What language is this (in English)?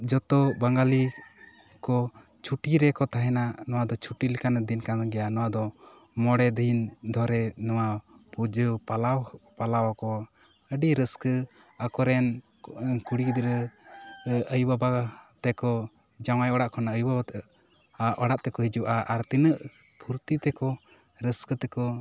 Santali